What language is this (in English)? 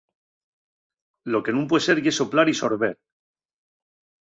Asturian